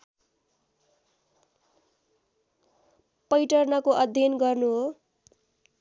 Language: Nepali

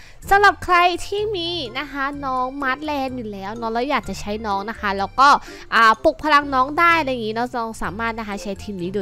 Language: Thai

